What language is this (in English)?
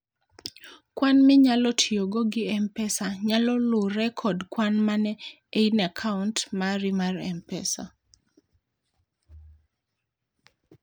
Luo (Kenya and Tanzania)